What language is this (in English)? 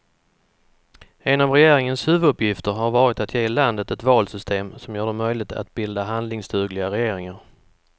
Swedish